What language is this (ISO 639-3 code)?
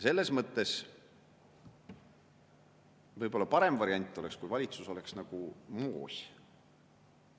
est